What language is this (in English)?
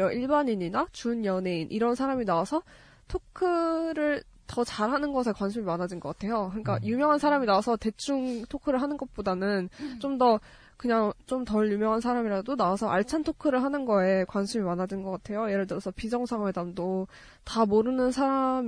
Korean